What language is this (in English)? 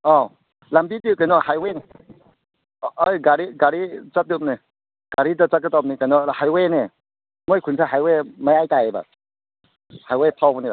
Manipuri